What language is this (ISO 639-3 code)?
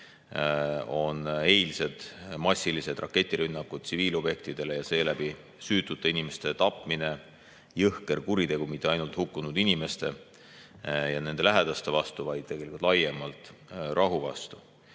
est